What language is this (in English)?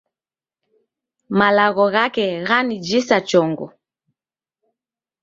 Taita